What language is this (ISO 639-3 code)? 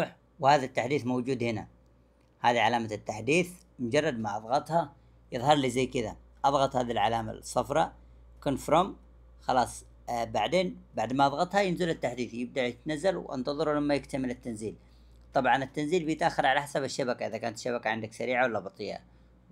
ara